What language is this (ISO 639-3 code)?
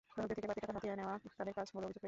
ben